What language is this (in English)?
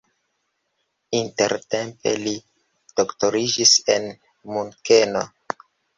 Esperanto